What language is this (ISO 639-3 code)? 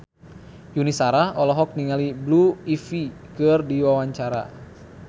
sun